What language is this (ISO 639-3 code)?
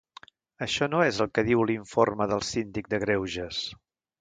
cat